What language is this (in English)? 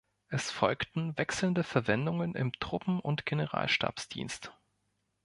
German